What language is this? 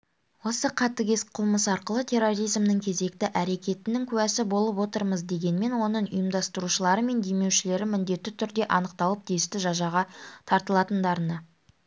Kazakh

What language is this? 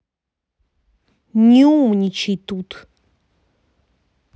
Russian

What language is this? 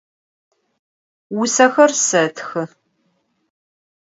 Adyghe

